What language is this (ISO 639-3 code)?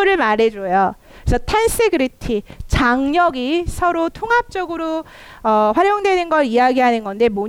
kor